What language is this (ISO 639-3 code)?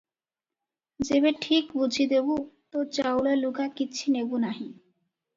ori